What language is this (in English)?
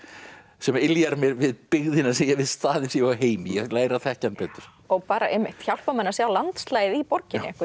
Icelandic